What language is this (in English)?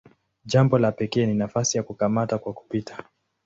Swahili